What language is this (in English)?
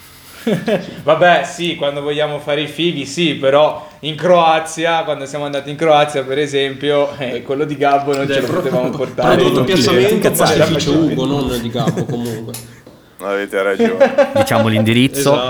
Italian